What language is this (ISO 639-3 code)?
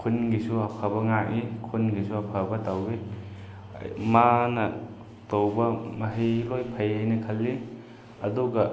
mni